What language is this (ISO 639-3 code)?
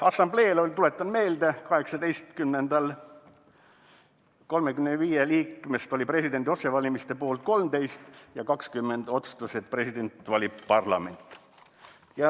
est